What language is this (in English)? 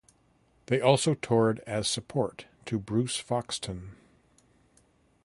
English